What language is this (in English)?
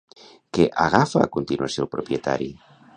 Catalan